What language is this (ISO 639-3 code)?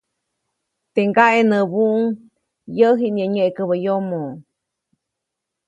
zoc